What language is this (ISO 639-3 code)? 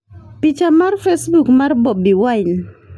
luo